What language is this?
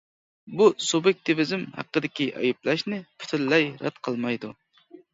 Uyghur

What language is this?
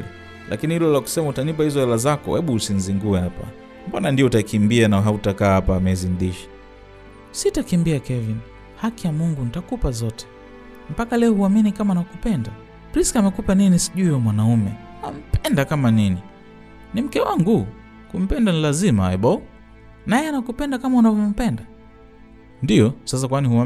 Swahili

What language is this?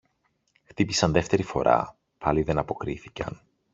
Greek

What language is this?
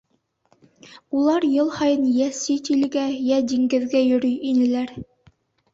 Bashkir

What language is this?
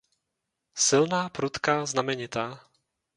Czech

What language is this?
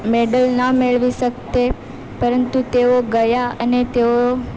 Gujarati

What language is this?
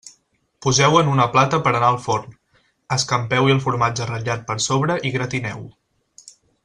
Catalan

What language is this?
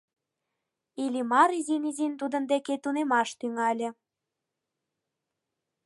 Mari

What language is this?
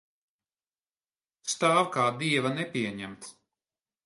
Latvian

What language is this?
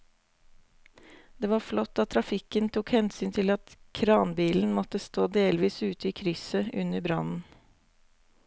Norwegian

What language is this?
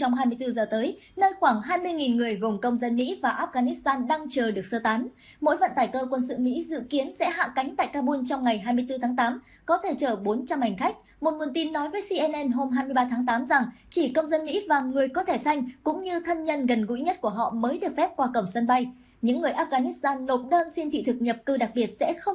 Vietnamese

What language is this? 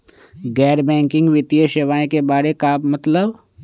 Magahi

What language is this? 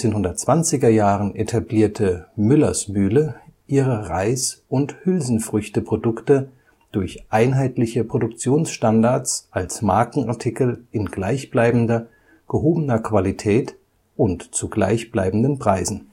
German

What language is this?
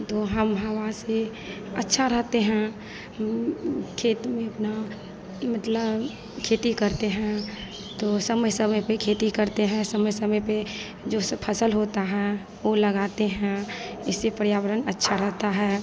Hindi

